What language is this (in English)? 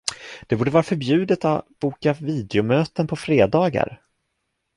Swedish